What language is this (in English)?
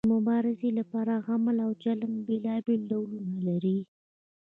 Pashto